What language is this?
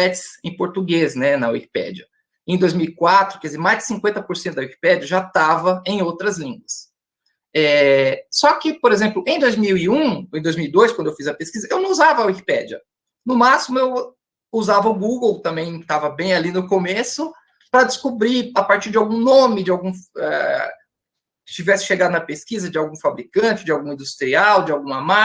Portuguese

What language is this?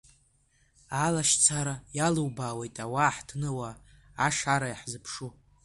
Abkhazian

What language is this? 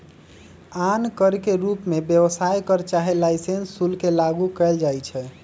Magahi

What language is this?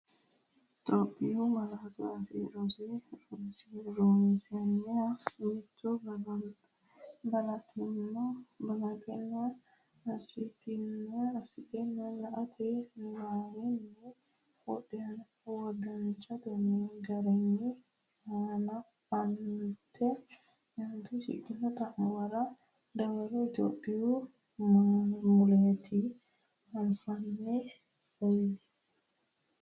Sidamo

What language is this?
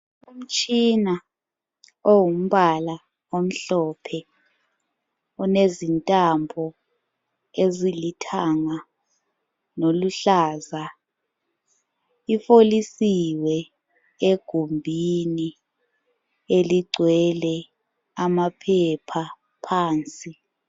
North Ndebele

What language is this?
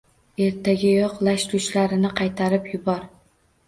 Uzbek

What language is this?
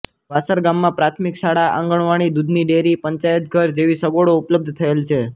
Gujarati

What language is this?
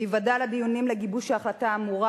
Hebrew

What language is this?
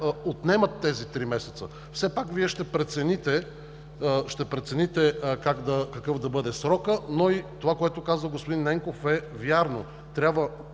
Bulgarian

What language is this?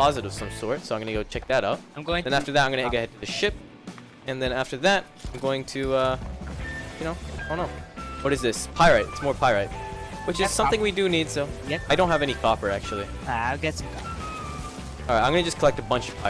English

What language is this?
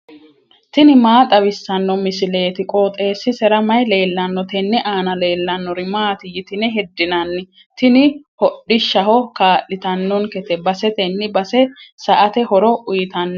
Sidamo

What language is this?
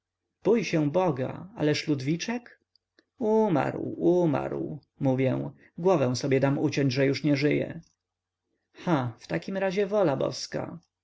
Polish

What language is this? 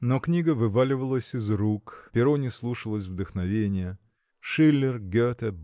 Russian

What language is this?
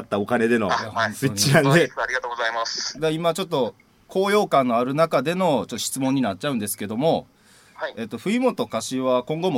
Japanese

